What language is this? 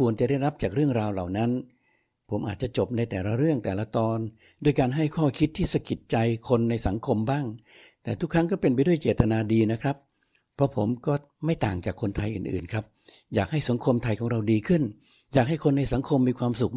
Thai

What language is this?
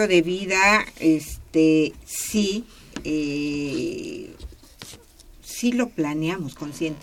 Spanish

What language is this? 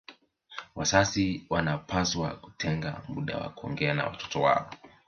Swahili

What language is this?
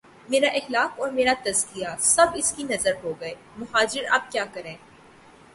Urdu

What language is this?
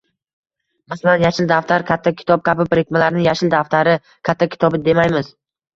Uzbek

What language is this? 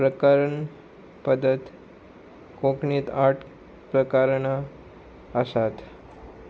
Konkani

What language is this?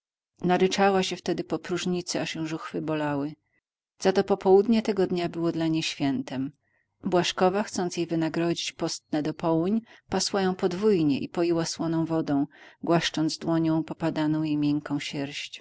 Polish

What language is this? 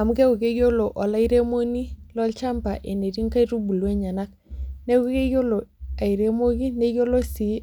Masai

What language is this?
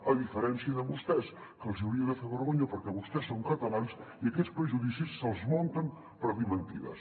Catalan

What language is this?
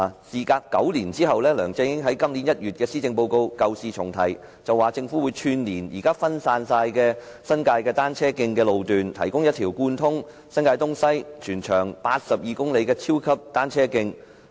Cantonese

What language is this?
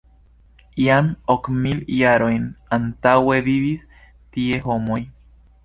Esperanto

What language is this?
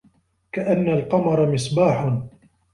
Arabic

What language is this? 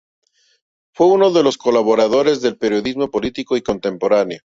Spanish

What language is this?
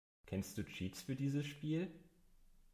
German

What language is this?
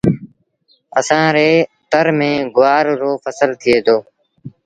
Sindhi Bhil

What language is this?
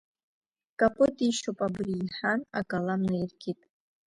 Abkhazian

